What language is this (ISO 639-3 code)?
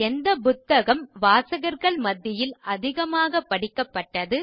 tam